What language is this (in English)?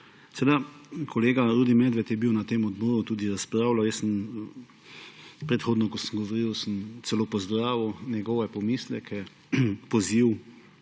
Slovenian